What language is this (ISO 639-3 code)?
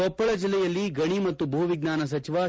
kan